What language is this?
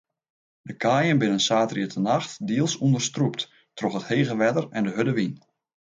Western Frisian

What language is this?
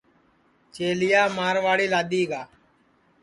Sansi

